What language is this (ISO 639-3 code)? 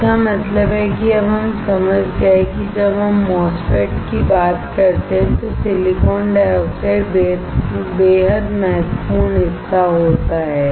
hin